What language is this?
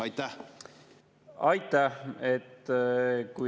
Estonian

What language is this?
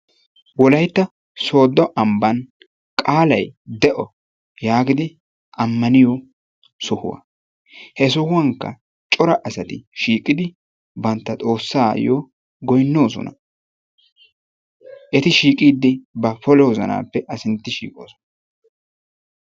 Wolaytta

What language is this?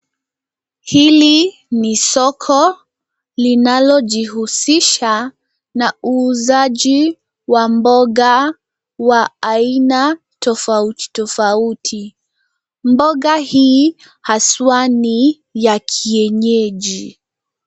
Swahili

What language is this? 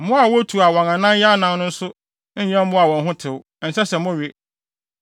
Akan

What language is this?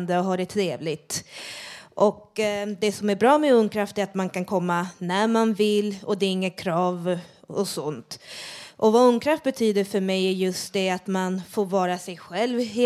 Swedish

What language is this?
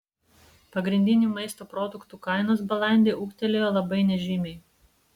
Lithuanian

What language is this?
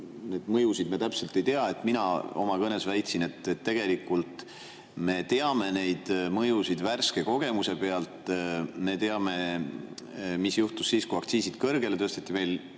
Estonian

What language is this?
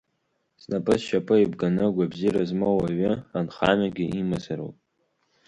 Abkhazian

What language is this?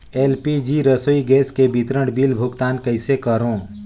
Chhattisgarhi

